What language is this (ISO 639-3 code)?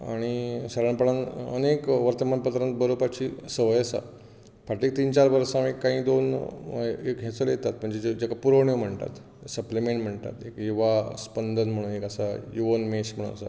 kok